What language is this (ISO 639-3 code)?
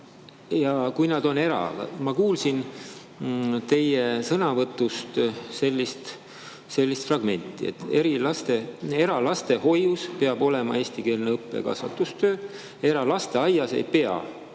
est